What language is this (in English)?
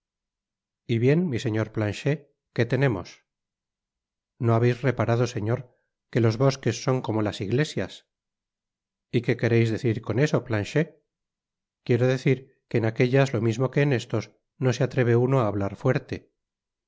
Spanish